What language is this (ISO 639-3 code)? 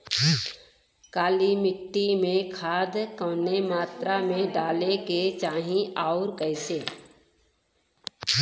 bho